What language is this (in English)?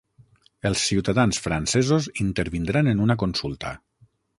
Catalan